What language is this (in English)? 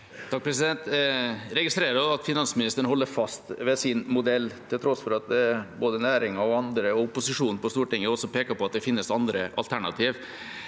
Norwegian